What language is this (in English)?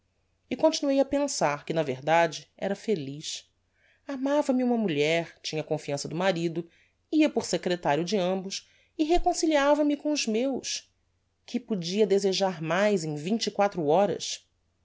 Portuguese